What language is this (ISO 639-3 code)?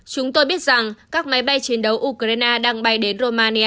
vie